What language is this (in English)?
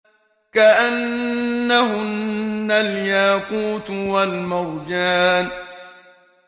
Arabic